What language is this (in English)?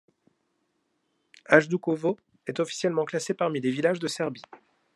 French